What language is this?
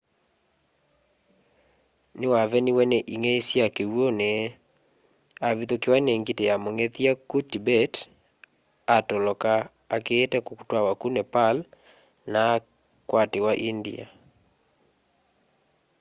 Kamba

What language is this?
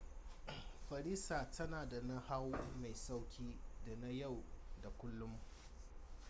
Hausa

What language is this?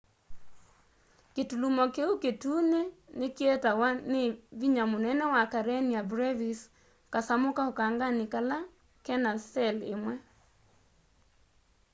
Kamba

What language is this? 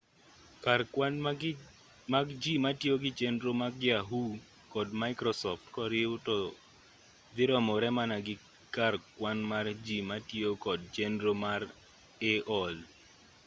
Luo (Kenya and Tanzania)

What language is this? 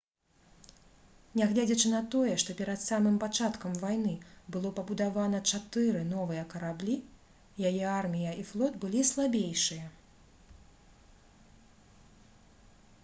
Belarusian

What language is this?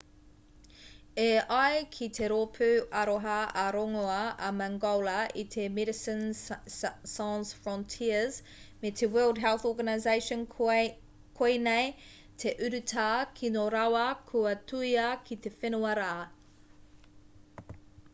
Māori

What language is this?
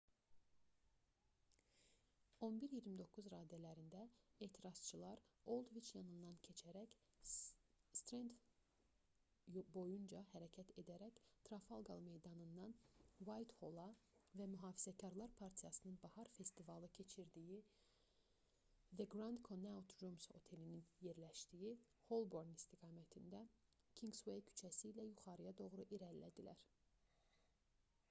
Azerbaijani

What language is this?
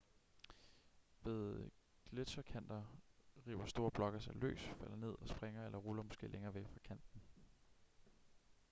Danish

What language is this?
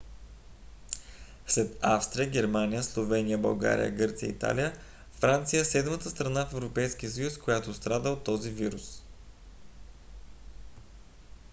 Bulgarian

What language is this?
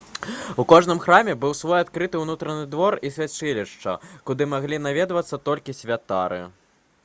Belarusian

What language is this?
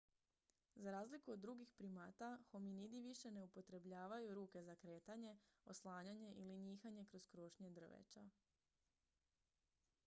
Croatian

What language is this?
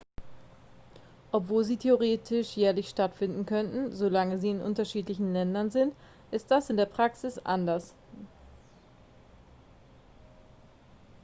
German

